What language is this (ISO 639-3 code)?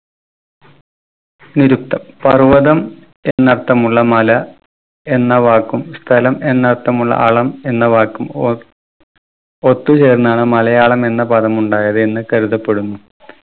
mal